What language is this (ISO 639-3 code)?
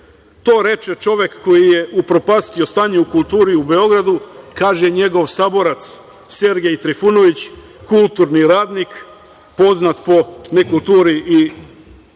srp